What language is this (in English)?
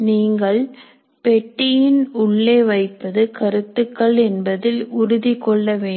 Tamil